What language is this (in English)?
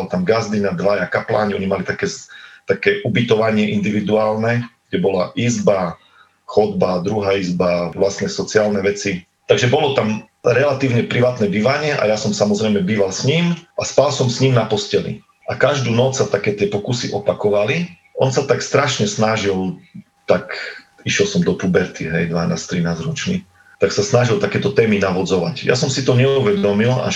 Slovak